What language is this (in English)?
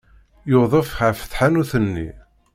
Kabyle